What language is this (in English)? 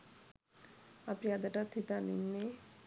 Sinhala